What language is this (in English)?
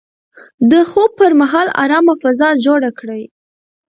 Pashto